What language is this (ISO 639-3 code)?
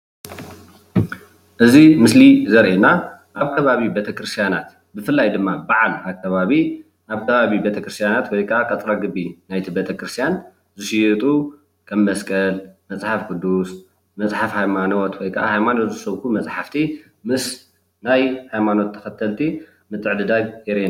tir